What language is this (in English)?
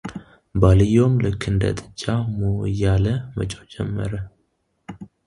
Amharic